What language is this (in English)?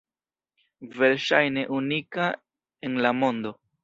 Esperanto